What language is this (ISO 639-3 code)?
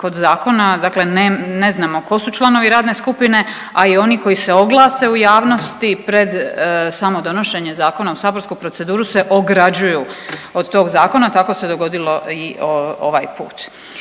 hrv